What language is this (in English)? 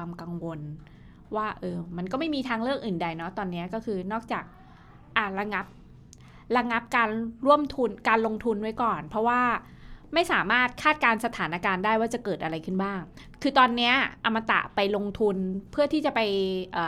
Thai